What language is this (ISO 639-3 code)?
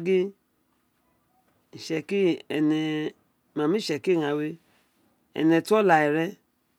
its